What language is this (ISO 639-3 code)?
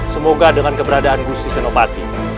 ind